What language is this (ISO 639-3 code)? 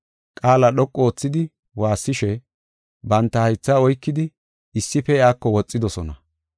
gof